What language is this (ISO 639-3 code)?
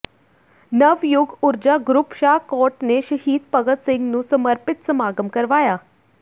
pan